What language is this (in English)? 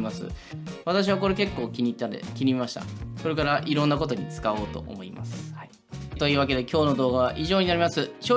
Japanese